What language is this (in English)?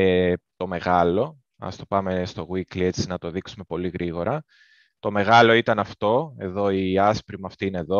Greek